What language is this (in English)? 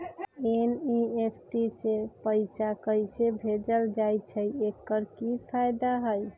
Magahi